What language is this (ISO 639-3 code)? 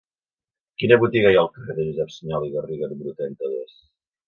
cat